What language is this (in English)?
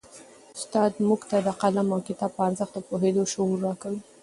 Pashto